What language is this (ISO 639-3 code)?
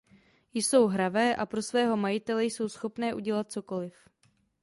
ces